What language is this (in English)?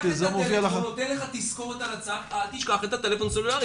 Hebrew